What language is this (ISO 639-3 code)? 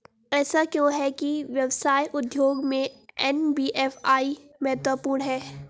hin